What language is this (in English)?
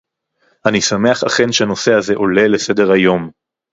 Hebrew